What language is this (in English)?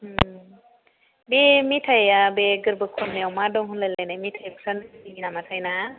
Bodo